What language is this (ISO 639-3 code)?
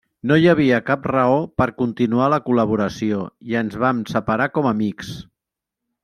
cat